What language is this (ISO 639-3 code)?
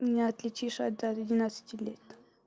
rus